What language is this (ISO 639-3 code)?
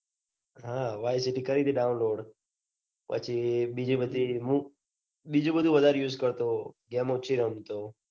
guj